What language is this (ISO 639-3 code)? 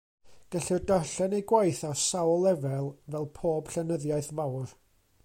cym